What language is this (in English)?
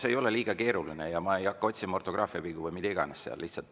Estonian